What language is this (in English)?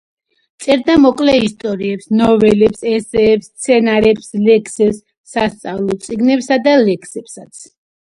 Georgian